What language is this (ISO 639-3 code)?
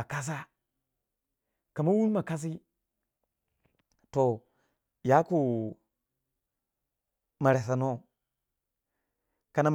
wja